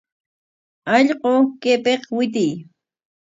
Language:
Corongo Ancash Quechua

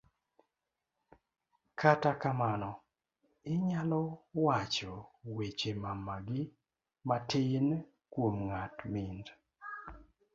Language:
Luo (Kenya and Tanzania)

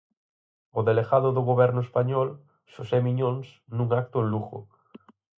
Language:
Galician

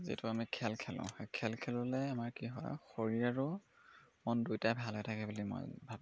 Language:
Assamese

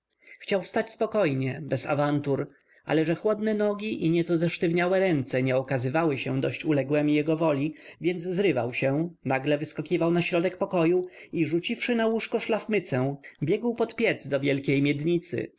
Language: Polish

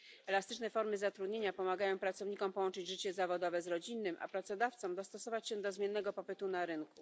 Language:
Polish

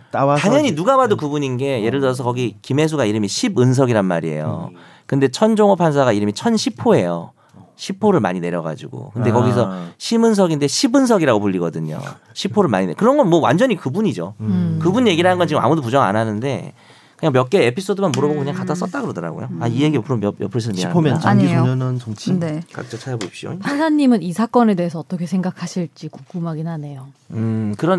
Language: Korean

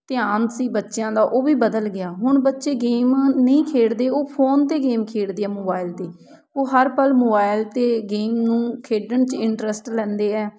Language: Punjabi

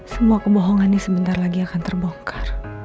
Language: Indonesian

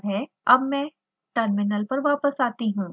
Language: Hindi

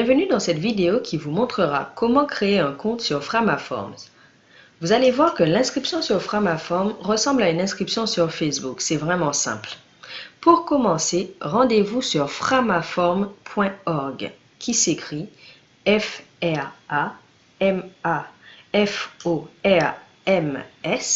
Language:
French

